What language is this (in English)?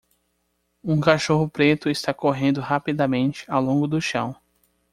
Portuguese